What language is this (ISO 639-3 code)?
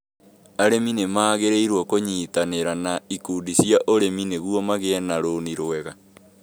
kik